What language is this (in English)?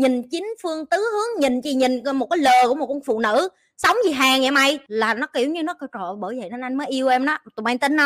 Vietnamese